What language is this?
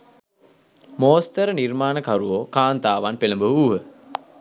Sinhala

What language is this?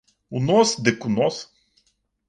Belarusian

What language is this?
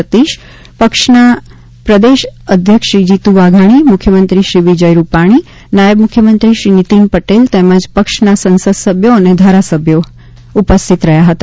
Gujarati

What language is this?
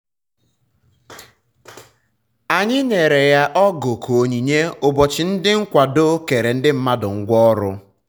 Igbo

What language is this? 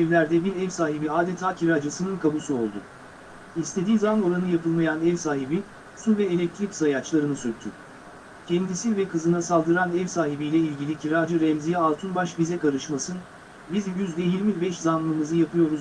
Turkish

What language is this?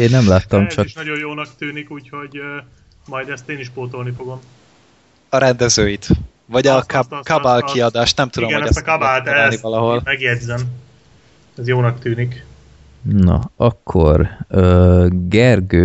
Hungarian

